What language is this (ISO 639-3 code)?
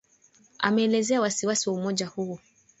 swa